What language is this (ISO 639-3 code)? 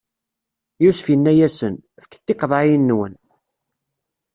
kab